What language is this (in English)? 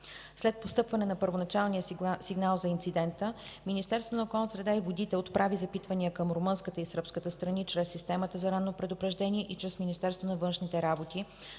Bulgarian